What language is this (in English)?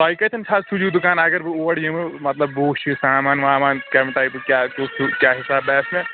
Kashmiri